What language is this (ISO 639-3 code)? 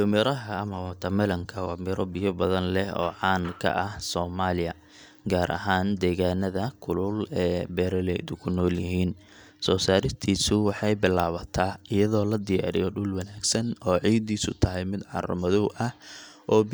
som